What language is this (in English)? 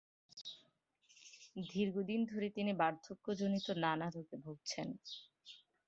Bangla